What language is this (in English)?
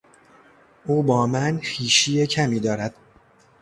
Persian